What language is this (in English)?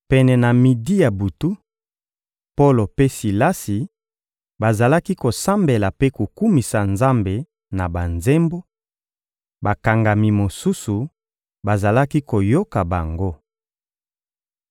Lingala